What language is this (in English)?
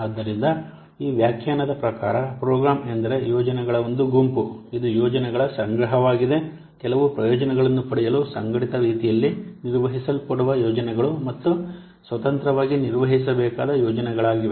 Kannada